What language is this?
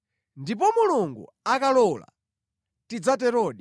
Nyanja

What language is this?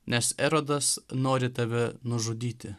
Lithuanian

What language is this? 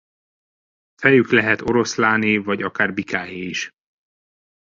Hungarian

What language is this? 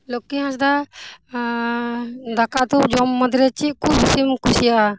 Santali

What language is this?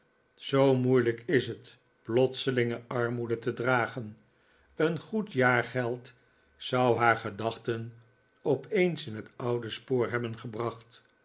Dutch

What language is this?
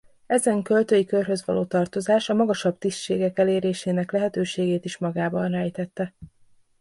Hungarian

